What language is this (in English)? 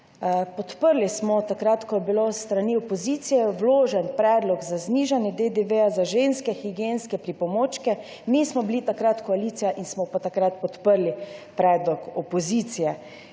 Slovenian